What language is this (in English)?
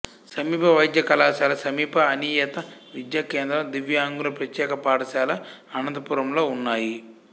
Telugu